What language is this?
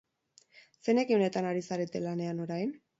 Basque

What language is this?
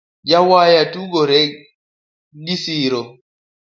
Luo (Kenya and Tanzania)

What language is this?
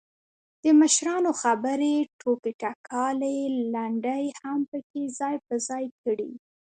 Pashto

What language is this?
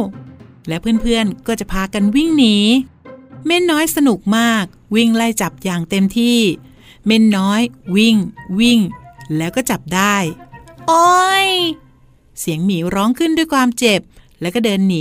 Thai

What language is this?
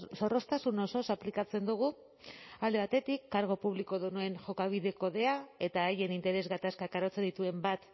Basque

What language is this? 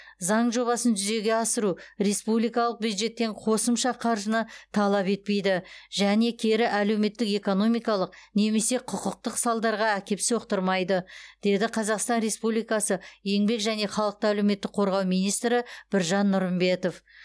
Kazakh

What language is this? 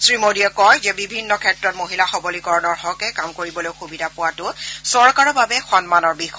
Assamese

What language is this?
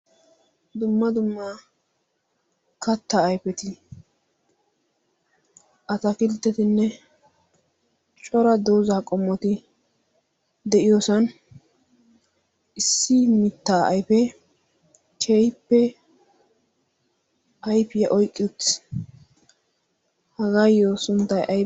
Wolaytta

